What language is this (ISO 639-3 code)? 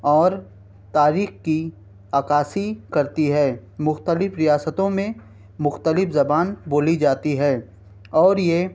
urd